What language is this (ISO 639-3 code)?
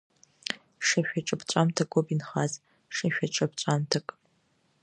abk